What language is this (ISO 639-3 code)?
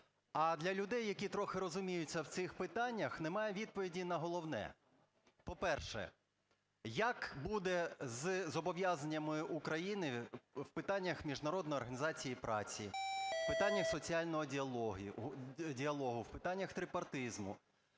ukr